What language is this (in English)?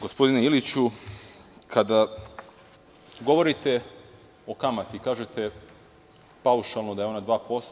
Serbian